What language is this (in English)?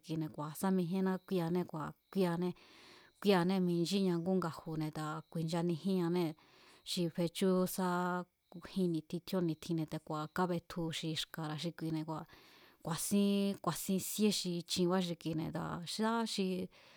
Mazatlán Mazatec